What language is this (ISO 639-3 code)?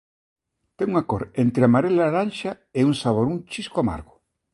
glg